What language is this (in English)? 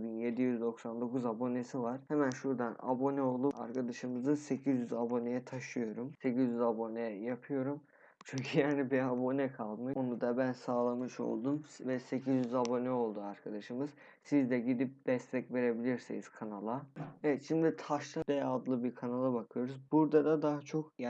Turkish